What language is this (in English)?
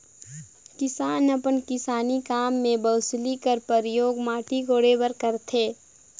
Chhattisgarhi